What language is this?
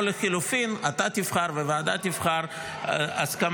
Hebrew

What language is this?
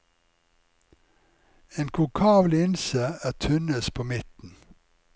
Norwegian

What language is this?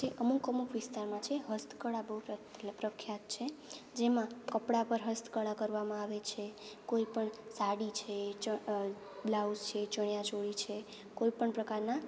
Gujarati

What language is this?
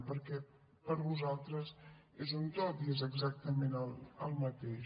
Catalan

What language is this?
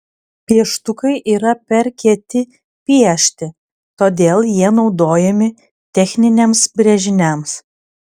Lithuanian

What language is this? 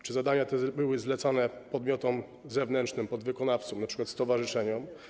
Polish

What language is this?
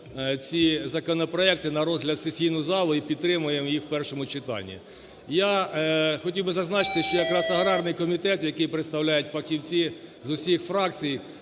Ukrainian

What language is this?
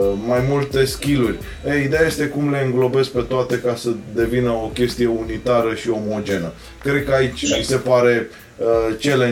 Romanian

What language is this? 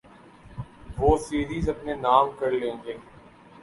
Urdu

